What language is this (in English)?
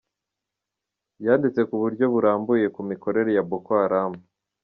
Kinyarwanda